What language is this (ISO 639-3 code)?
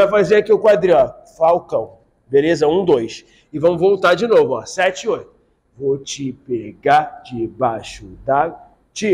por